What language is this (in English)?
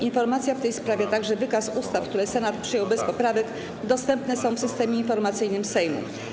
Polish